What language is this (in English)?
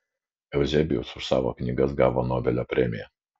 Lithuanian